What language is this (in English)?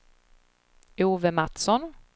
Swedish